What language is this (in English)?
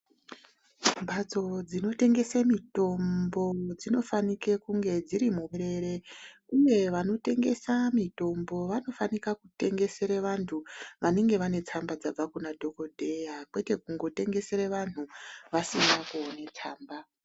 Ndau